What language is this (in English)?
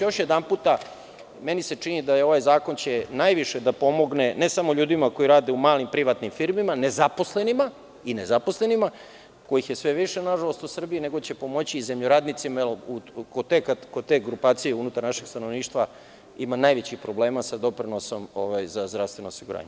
Serbian